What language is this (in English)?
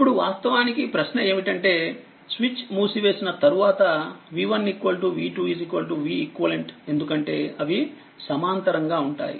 Telugu